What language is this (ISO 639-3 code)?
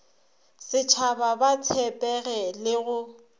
nso